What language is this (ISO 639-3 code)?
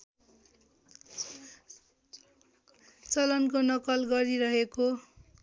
nep